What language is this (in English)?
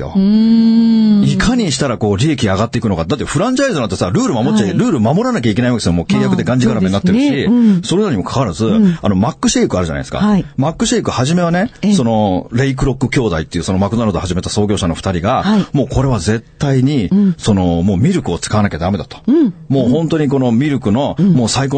Japanese